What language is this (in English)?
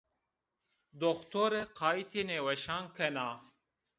Zaza